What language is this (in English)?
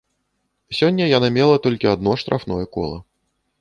Belarusian